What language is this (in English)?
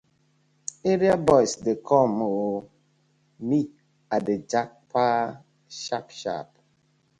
Nigerian Pidgin